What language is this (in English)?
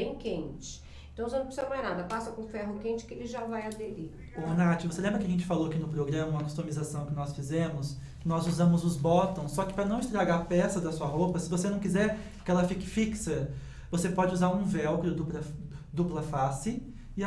Portuguese